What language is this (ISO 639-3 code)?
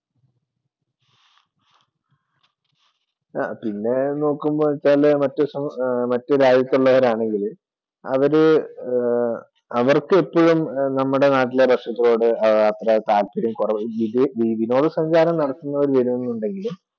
mal